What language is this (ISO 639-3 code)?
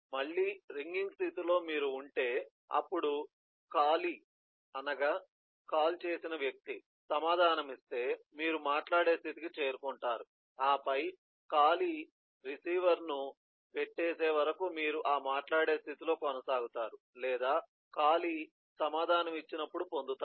tel